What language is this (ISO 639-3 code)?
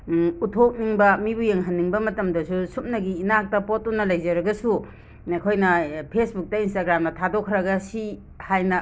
mni